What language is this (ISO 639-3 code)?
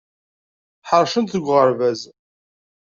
kab